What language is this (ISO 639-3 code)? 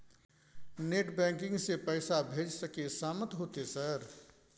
mai